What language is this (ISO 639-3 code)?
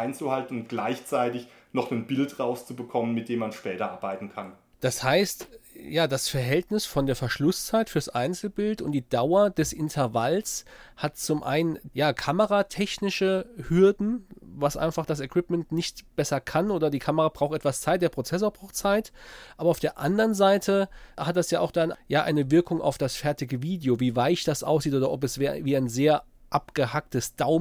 deu